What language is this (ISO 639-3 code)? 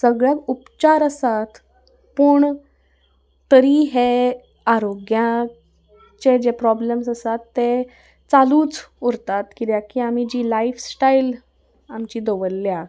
kok